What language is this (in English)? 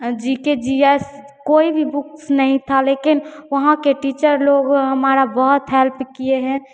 Hindi